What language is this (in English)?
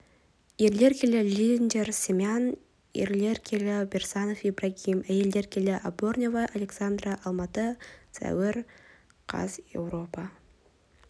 Kazakh